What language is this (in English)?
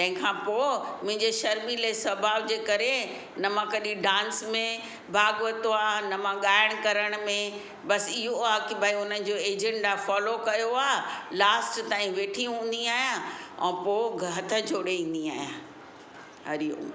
Sindhi